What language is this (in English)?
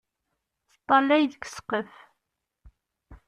Kabyle